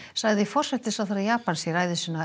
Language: Icelandic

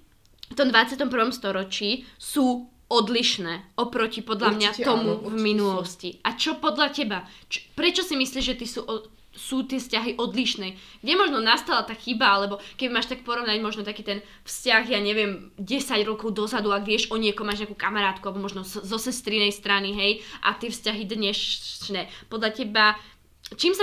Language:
Slovak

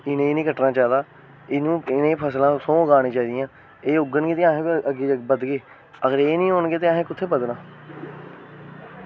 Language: Dogri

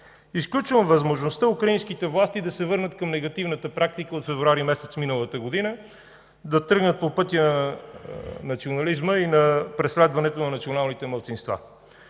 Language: Bulgarian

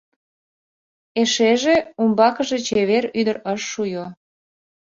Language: Mari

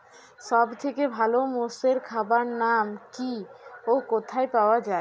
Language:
Bangla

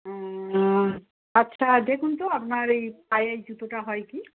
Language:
Bangla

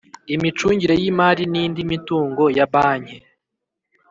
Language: Kinyarwanda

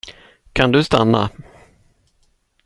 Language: Swedish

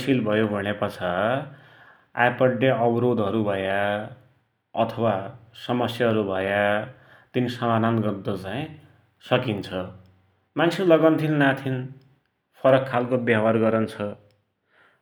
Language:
Dotyali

